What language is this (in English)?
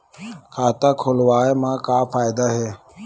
Chhattisgarhi